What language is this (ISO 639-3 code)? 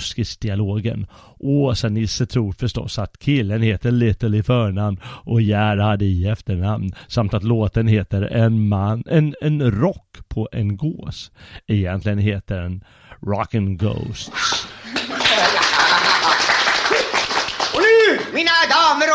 swe